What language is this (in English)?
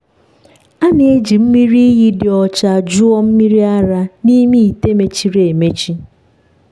Igbo